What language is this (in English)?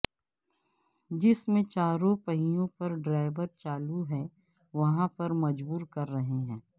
Urdu